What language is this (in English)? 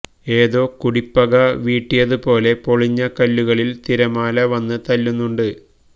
Malayalam